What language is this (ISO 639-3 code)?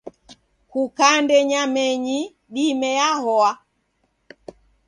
dav